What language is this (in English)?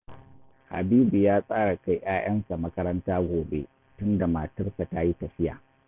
Hausa